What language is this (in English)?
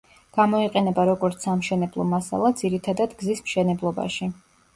Georgian